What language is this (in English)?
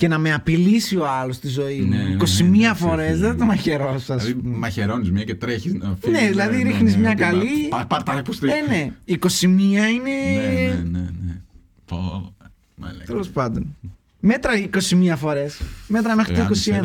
Greek